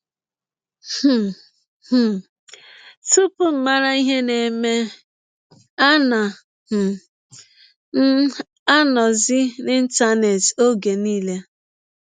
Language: Igbo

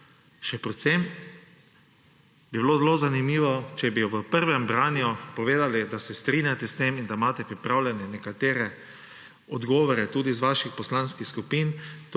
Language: Slovenian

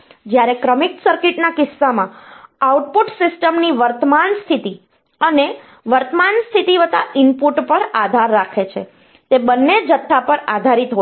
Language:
Gujarati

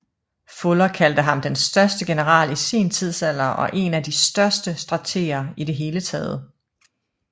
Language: Danish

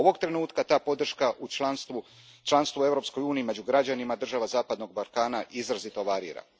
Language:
Croatian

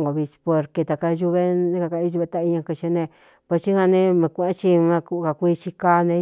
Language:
Cuyamecalco Mixtec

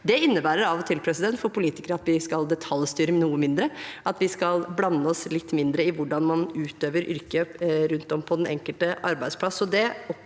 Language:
Norwegian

